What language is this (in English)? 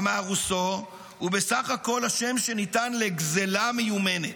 Hebrew